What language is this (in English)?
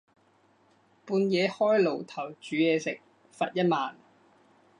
Cantonese